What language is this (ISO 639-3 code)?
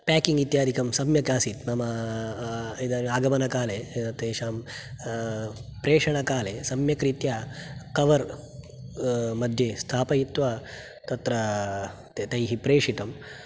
san